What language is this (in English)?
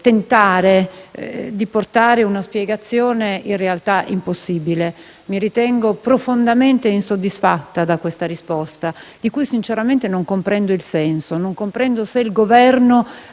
Italian